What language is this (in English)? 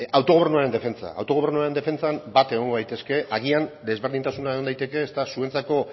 Basque